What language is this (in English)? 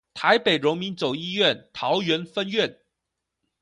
Chinese